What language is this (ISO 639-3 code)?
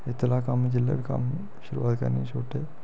doi